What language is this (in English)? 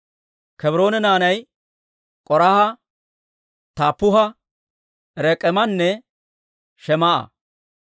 Dawro